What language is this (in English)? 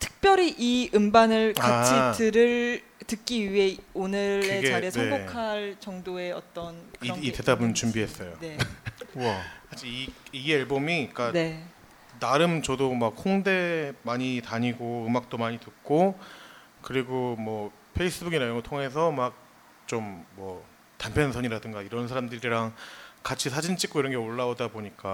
Korean